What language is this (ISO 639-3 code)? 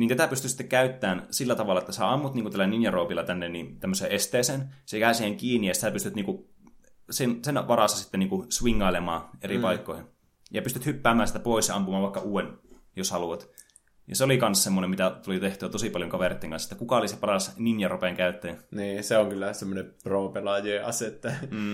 fin